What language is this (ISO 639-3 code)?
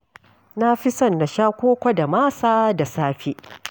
hau